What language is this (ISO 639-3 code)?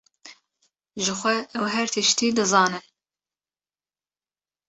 kur